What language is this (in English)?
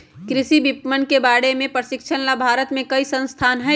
Magahi